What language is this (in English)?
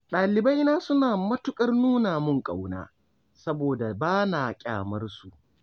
Hausa